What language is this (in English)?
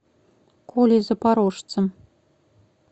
Russian